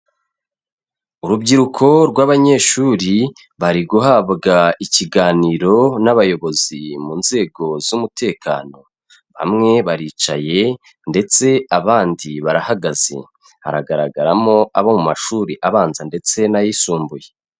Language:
Kinyarwanda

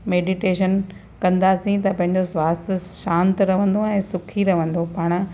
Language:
Sindhi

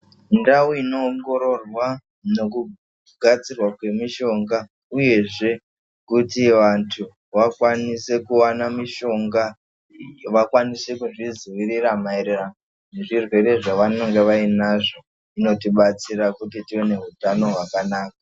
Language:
Ndau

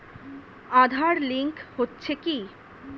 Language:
Bangla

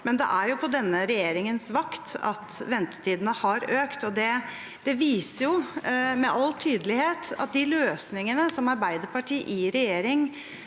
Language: Norwegian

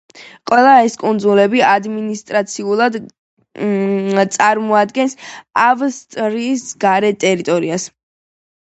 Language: Georgian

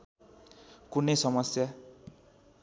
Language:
Nepali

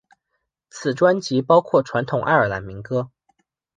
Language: Chinese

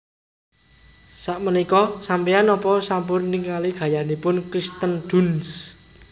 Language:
Javanese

